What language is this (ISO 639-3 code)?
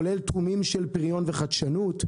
heb